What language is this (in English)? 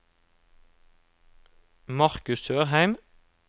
Norwegian